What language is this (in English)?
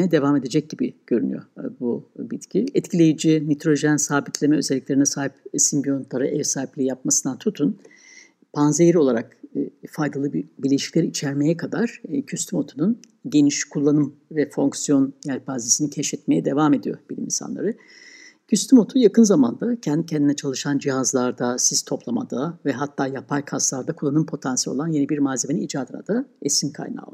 Turkish